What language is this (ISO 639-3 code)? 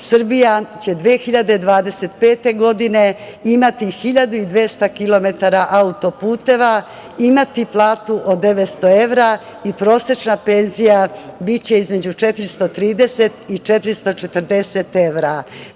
srp